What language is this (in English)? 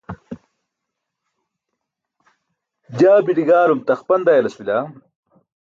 Burushaski